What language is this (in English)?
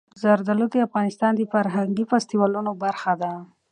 Pashto